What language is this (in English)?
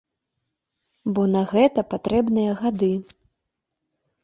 Belarusian